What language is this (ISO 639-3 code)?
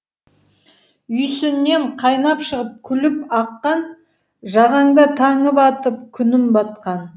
kaz